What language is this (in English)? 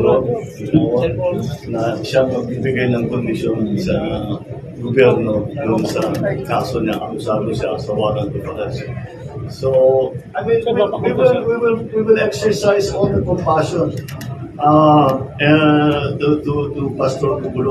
Filipino